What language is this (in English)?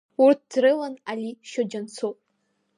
Abkhazian